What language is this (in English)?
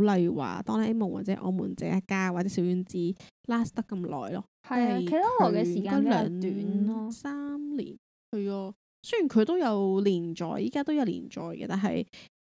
Chinese